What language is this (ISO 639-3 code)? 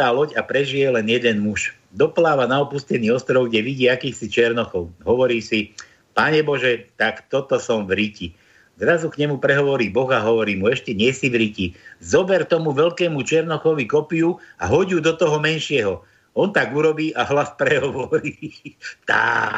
slk